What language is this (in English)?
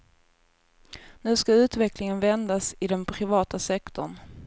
Swedish